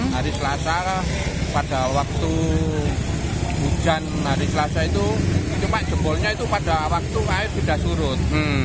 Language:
Indonesian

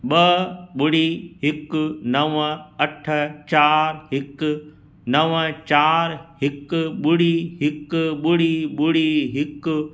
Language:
Sindhi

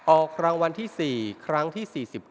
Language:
Thai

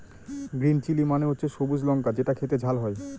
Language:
Bangla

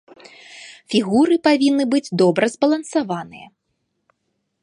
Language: Belarusian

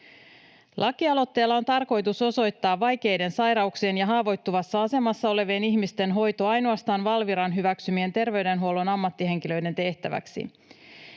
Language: Finnish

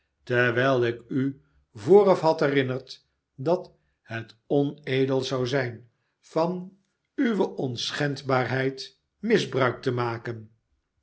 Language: Dutch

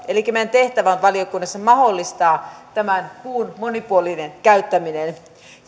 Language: Finnish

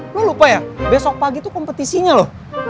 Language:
Indonesian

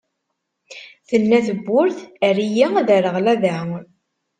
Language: Kabyle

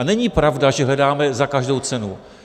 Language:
Czech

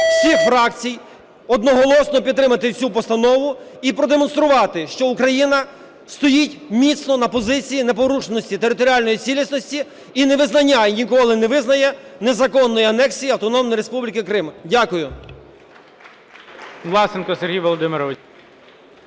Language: Ukrainian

